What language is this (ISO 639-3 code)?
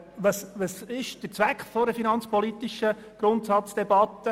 gsw